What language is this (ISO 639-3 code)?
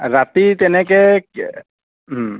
asm